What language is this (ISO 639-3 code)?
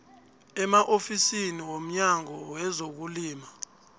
nbl